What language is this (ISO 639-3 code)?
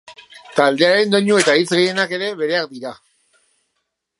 eus